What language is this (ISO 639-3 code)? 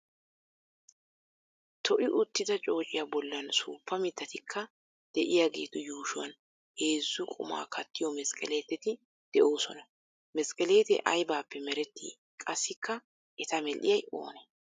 wal